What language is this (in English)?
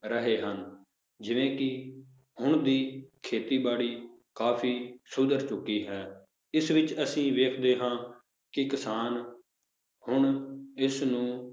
Punjabi